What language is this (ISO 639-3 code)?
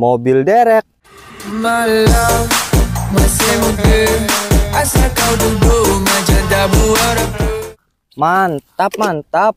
ind